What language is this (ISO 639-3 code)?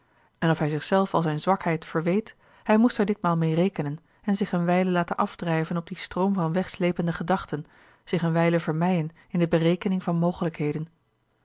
nld